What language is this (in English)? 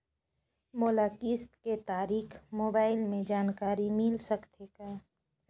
Chhattisgarhi